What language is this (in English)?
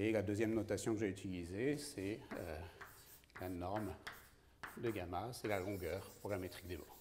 French